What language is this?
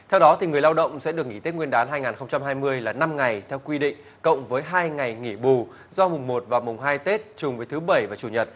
Vietnamese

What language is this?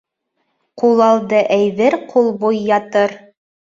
Bashkir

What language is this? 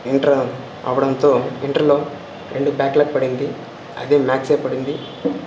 Telugu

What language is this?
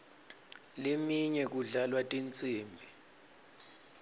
Swati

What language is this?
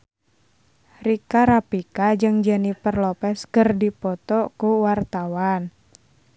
Sundanese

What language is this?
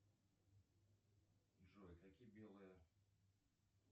Russian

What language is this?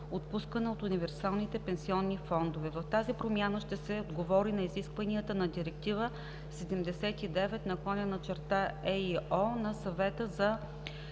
Bulgarian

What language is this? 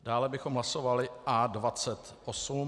Czech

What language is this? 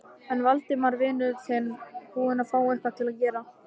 Icelandic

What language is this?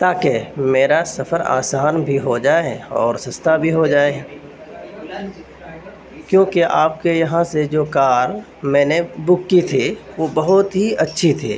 Urdu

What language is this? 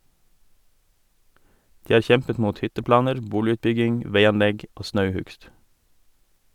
Norwegian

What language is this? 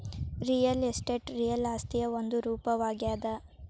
Kannada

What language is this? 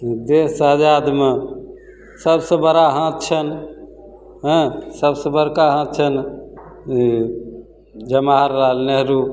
Maithili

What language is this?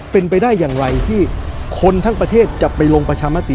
Thai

